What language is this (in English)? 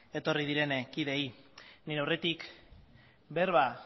Basque